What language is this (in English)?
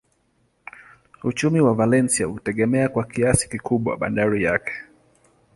Swahili